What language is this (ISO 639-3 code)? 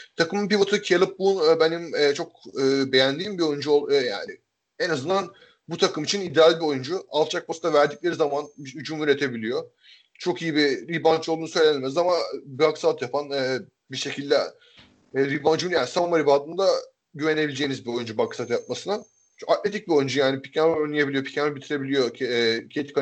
tur